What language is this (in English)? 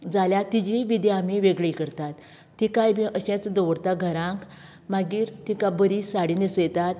Konkani